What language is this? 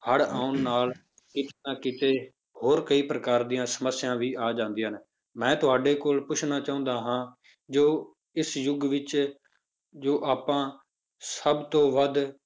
Punjabi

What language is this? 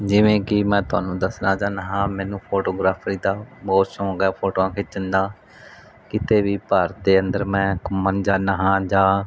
Punjabi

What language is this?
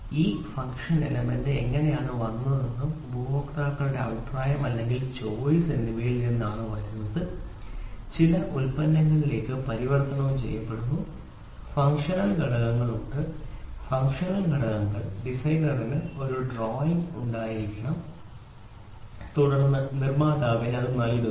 Malayalam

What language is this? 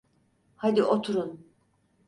Turkish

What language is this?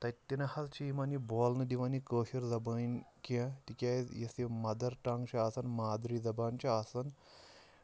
Kashmiri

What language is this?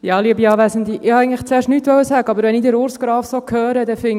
Swiss German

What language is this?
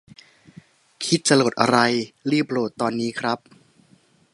Thai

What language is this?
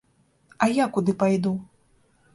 Belarusian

